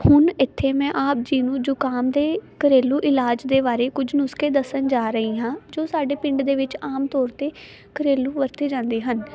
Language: Punjabi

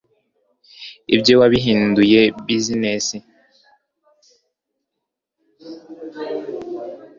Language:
Kinyarwanda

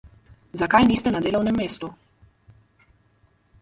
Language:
Slovenian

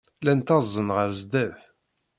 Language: Kabyle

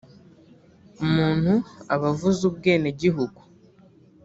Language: Kinyarwanda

